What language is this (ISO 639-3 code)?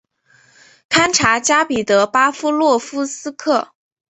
zho